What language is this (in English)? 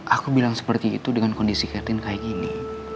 Indonesian